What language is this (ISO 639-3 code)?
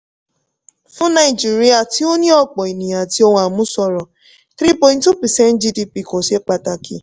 yor